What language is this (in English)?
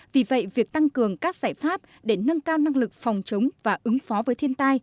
Vietnamese